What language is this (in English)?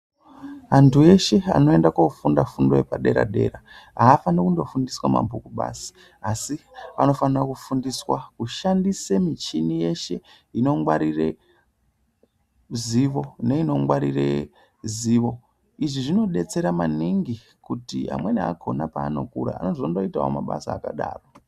Ndau